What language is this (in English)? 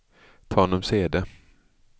Swedish